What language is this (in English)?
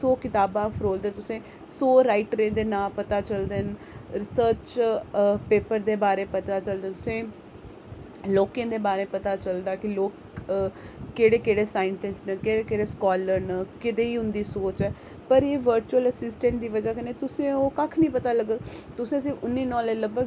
Dogri